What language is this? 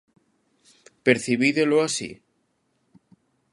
Galician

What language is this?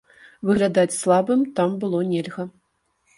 Belarusian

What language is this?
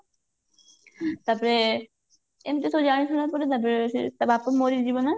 Odia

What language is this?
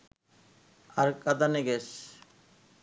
Bangla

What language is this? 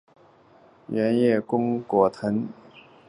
Chinese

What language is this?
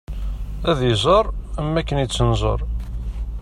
Kabyle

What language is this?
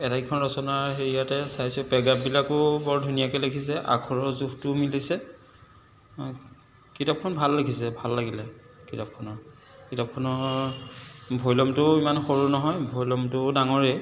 Assamese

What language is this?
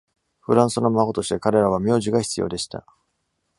Japanese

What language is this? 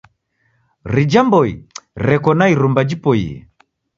Taita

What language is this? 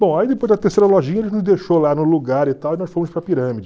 Portuguese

